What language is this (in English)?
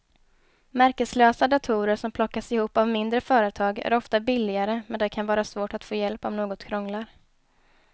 Swedish